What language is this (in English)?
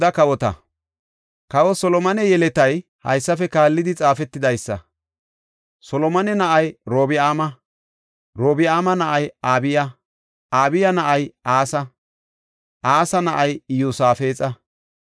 Gofa